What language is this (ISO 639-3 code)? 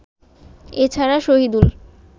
ben